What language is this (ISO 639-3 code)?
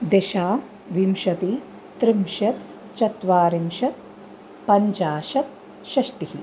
san